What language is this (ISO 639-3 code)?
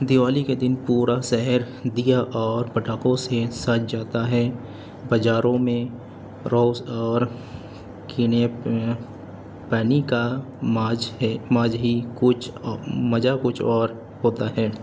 urd